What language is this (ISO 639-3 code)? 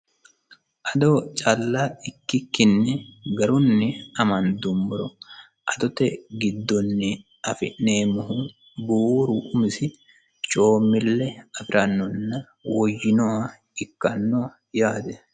sid